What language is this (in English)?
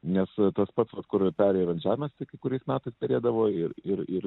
Lithuanian